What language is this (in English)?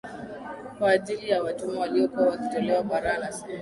Swahili